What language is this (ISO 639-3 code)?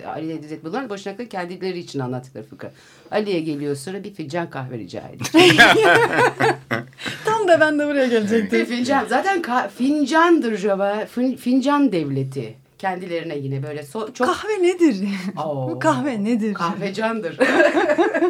tur